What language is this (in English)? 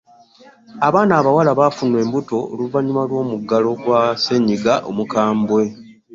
Ganda